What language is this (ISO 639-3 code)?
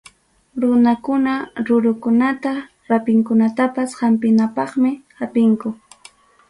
quy